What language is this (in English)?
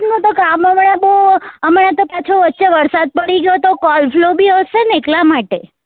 Gujarati